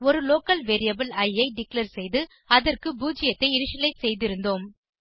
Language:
Tamil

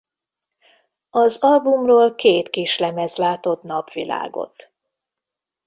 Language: Hungarian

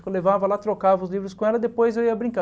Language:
Portuguese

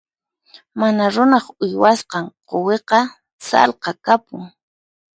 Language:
Puno Quechua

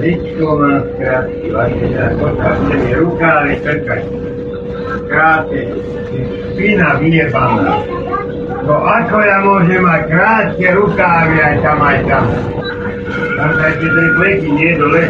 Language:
Slovak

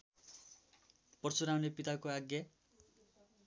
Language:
Nepali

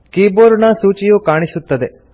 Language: Kannada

